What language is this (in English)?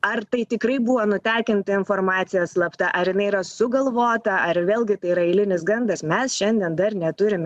Lithuanian